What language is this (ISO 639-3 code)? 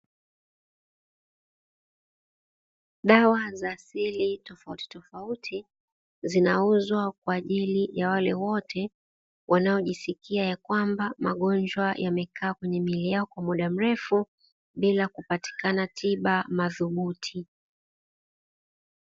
swa